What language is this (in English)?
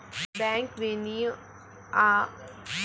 Marathi